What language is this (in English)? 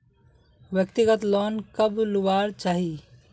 Magahi